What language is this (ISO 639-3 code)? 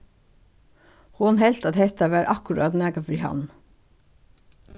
fao